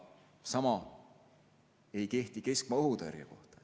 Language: Estonian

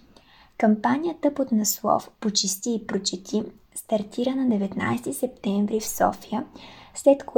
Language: Bulgarian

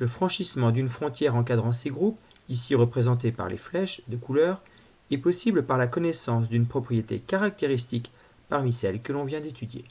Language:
French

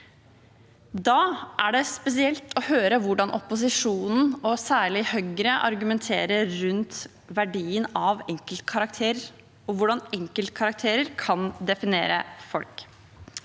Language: Norwegian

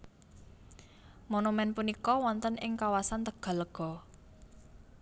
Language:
Javanese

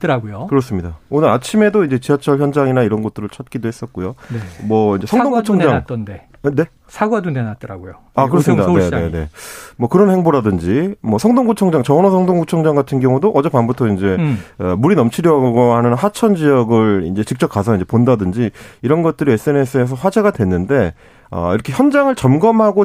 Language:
Korean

